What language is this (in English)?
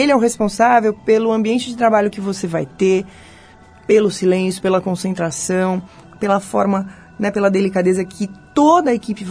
Portuguese